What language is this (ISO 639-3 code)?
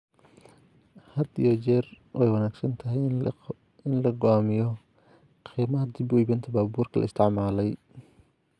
som